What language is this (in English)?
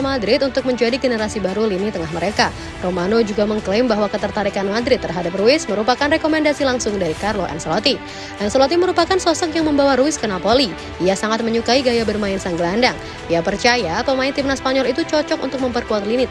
Indonesian